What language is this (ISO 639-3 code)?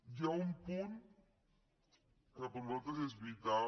cat